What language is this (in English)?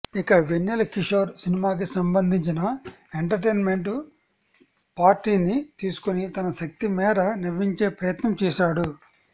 Telugu